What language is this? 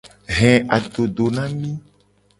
Gen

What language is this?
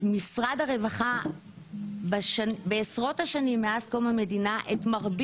Hebrew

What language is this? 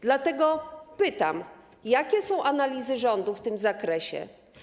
Polish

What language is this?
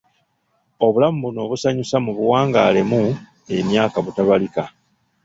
Ganda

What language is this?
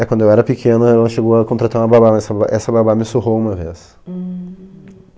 Portuguese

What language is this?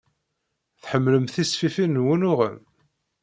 Kabyle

